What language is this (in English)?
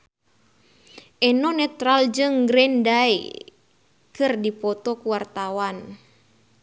Sundanese